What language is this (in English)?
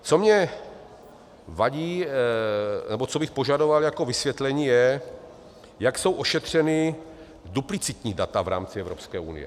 Czech